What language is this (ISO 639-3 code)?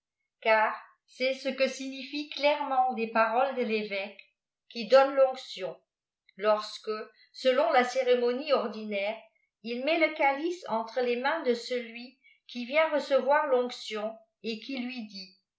fra